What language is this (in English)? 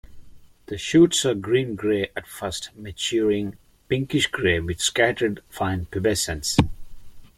English